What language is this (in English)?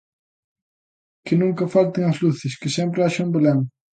Galician